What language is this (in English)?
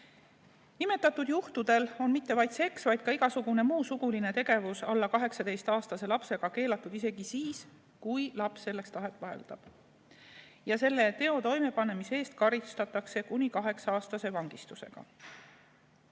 Estonian